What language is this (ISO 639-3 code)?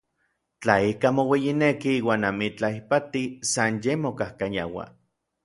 nlv